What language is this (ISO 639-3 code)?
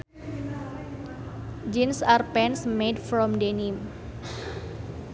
sun